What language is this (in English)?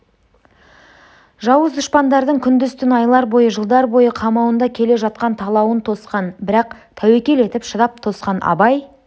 Kazakh